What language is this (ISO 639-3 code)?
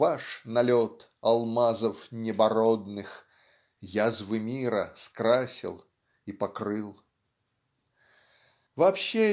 rus